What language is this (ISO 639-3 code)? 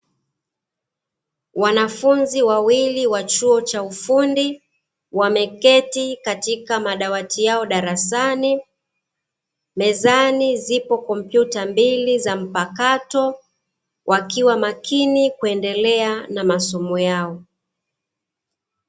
swa